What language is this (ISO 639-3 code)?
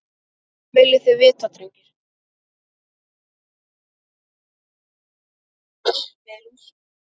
isl